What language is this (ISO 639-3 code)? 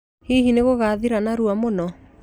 kik